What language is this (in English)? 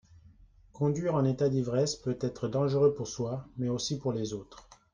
French